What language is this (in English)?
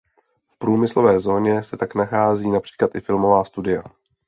Czech